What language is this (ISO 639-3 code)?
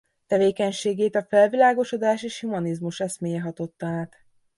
hun